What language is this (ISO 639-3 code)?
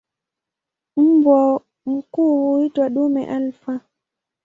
swa